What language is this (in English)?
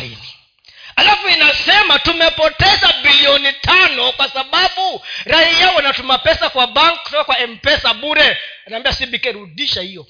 Swahili